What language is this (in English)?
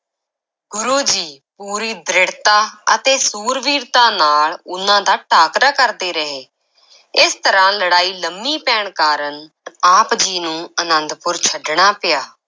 Punjabi